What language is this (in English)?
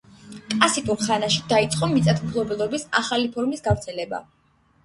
Georgian